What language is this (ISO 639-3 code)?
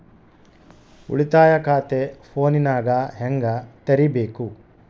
kan